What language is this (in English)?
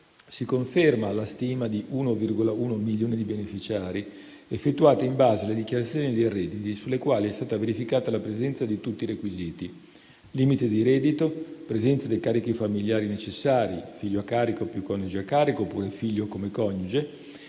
Italian